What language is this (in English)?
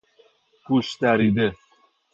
Persian